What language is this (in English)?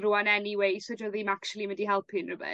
Welsh